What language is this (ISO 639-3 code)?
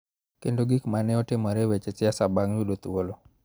luo